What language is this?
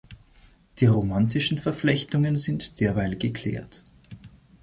German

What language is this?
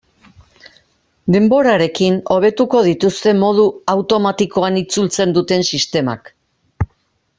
Basque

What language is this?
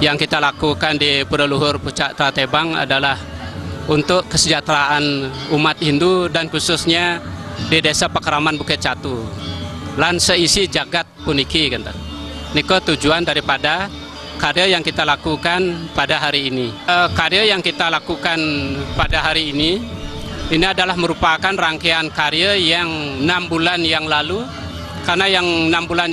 Indonesian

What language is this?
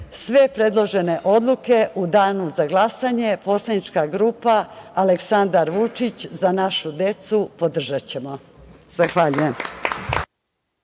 Serbian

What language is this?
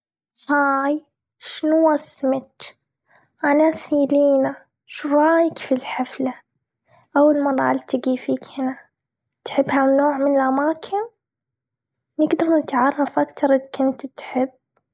Gulf Arabic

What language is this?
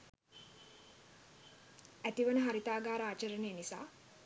Sinhala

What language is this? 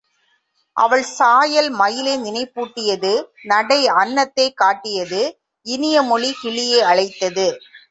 Tamil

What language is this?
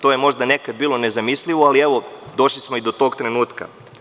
Serbian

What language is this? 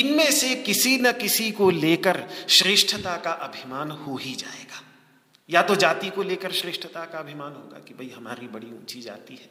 Hindi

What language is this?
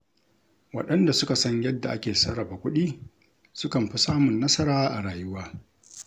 Hausa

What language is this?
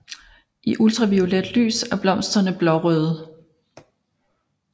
Danish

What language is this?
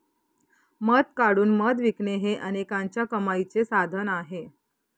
Marathi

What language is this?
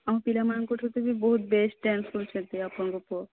Odia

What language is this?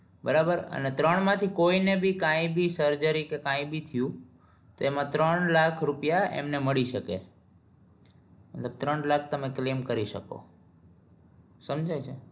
Gujarati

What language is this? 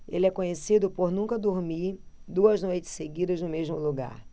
Portuguese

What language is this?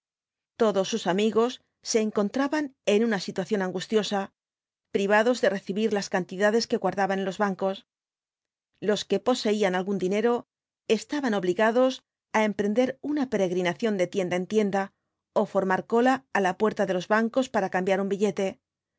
Spanish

